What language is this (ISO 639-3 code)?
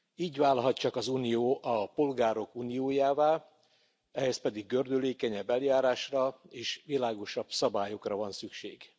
hun